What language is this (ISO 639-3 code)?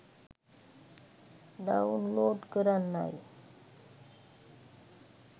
sin